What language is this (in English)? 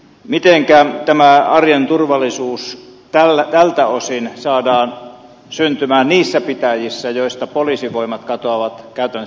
Finnish